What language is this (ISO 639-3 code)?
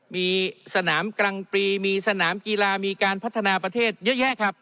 tha